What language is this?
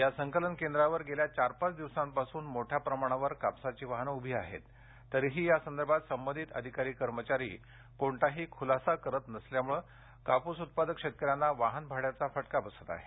Marathi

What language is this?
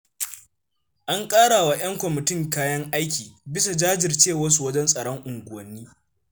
Hausa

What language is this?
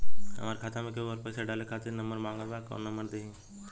Bhojpuri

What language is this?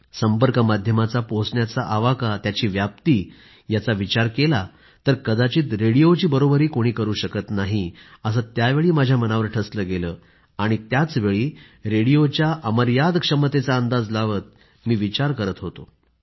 Marathi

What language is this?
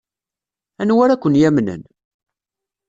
Kabyle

